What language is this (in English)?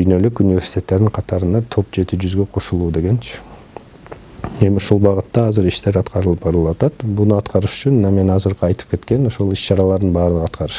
Turkish